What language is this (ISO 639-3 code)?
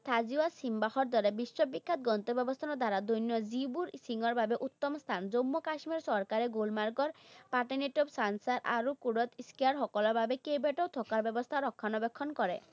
asm